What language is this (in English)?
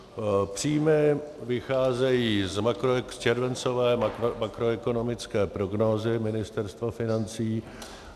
Czech